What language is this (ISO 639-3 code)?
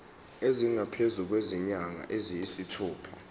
zul